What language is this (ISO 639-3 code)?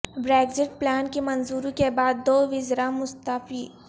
urd